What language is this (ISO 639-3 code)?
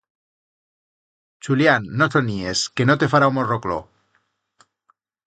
arg